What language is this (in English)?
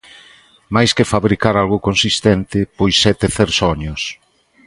Galician